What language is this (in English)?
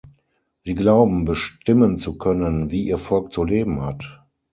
German